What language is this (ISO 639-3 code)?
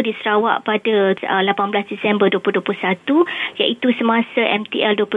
msa